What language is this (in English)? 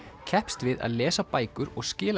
Icelandic